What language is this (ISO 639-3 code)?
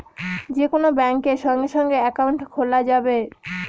ben